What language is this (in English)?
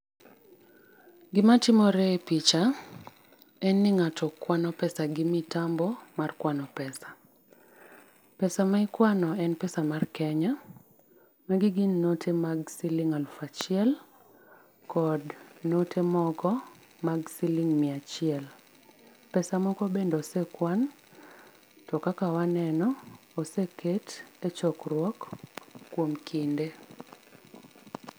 Luo (Kenya and Tanzania)